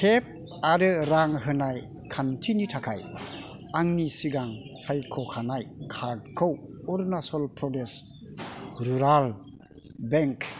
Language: Bodo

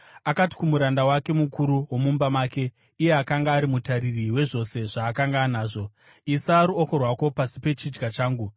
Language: Shona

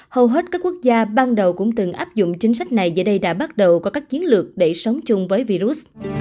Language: Vietnamese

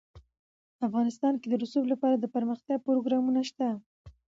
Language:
Pashto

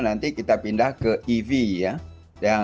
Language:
Indonesian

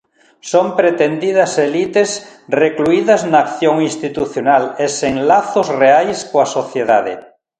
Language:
Galician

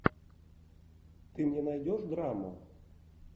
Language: Russian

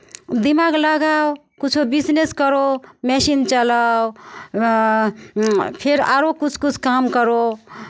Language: Maithili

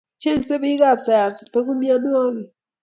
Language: Kalenjin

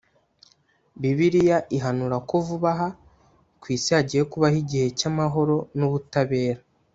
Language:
Kinyarwanda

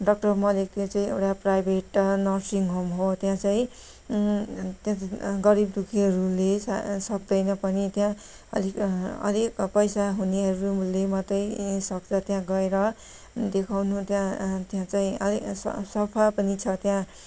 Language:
Nepali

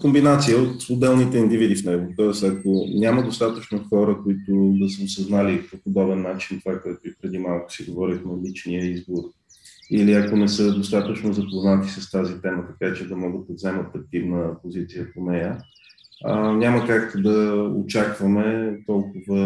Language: Bulgarian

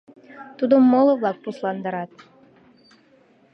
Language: Mari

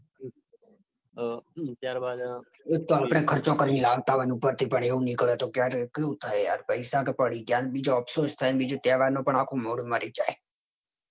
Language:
Gujarati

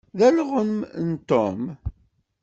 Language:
Kabyle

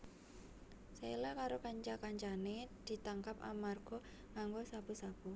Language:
Javanese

